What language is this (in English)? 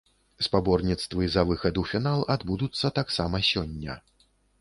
Belarusian